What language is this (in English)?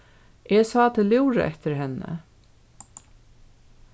Faroese